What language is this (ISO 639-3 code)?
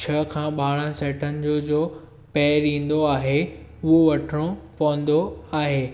snd